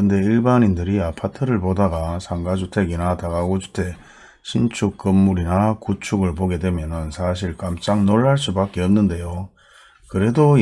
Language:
Korean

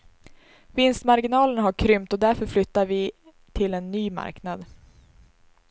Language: Swedish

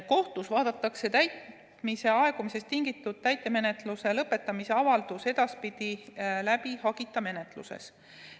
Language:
Estonian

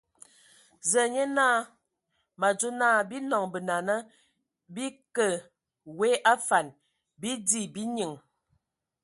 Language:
Ewondo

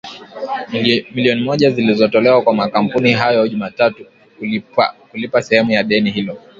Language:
Swahili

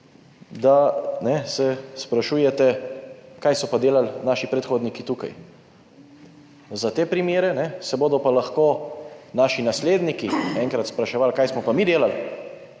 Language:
Slovenian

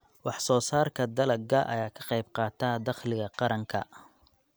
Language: Somali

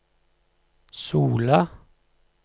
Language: Norwegian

